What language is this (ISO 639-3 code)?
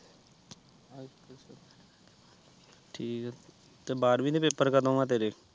pan